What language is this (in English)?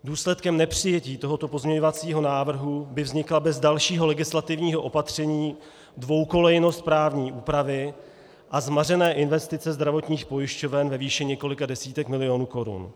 Czech